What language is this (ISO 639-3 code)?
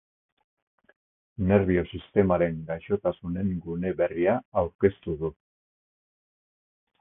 eus